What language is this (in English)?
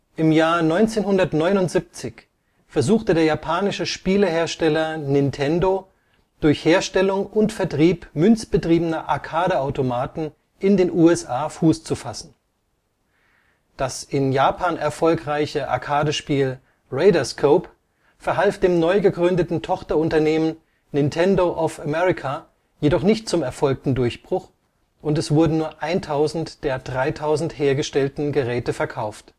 German